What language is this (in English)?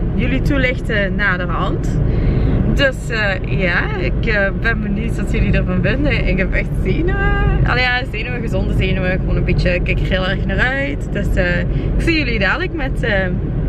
Dutch